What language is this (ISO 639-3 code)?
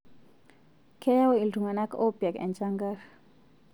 mas